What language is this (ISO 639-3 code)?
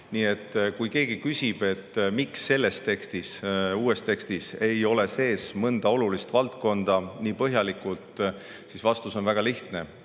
est